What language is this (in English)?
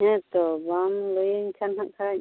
Santali